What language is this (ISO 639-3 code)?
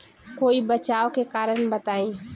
bho